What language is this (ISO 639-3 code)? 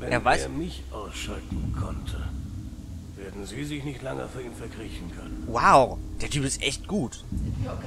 deu